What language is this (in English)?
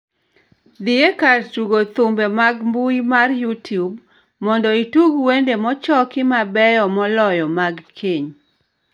Luo (Kenya and Tanzania)